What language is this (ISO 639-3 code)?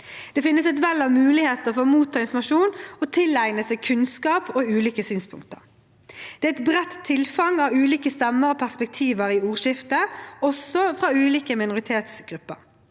nor